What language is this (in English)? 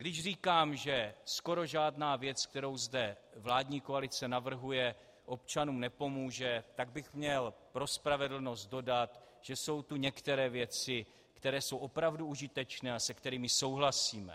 Czech